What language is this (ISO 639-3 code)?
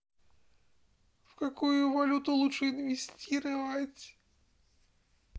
rus